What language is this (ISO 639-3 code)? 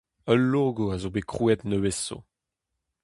bre